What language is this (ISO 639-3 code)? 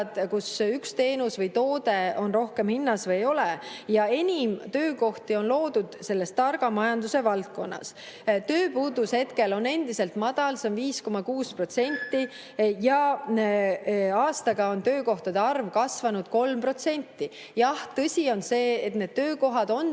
est